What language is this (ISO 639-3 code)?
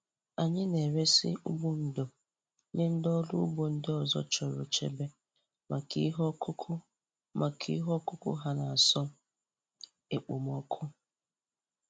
ibo